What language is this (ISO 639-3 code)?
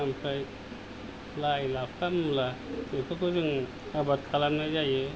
brx